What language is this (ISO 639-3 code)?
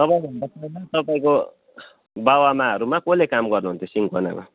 nep